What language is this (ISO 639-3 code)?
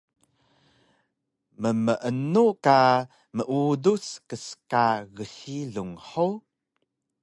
trv